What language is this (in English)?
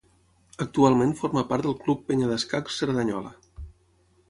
Catalan